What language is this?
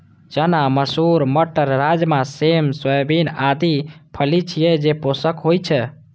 Maithili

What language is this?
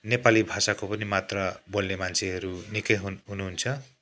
Nepali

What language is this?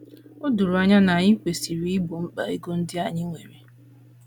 Igbo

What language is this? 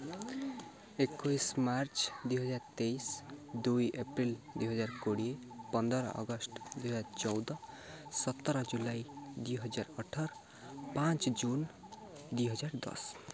Odia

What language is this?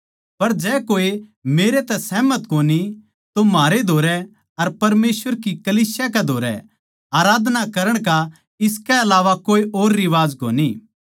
Haryanvi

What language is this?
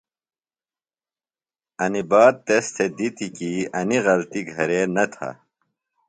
Phalura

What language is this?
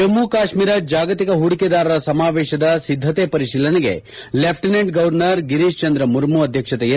Kannada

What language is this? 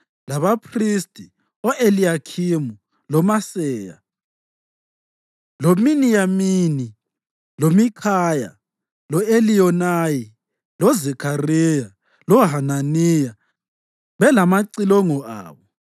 North Ndebele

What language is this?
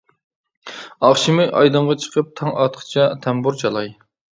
Uyghur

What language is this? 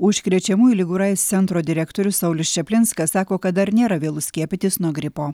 Lithuanian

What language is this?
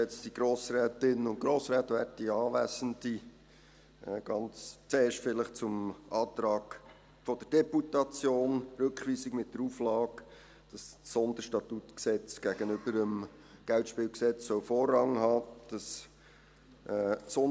Swiss German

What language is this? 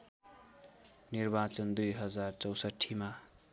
Nepali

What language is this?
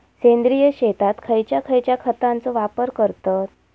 Marathi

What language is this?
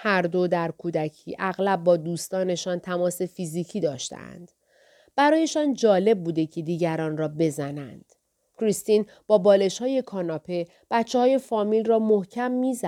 Persian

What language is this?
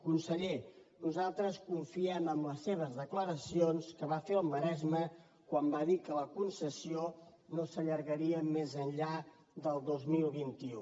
Catalan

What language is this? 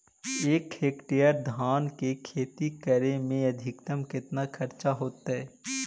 Magahi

